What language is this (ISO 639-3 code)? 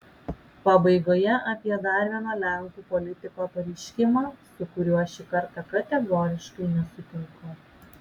lit